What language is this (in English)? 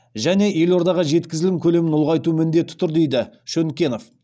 Kazakh